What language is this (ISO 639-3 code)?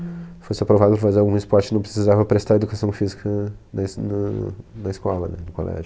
por